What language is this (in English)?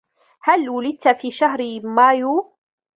Arabic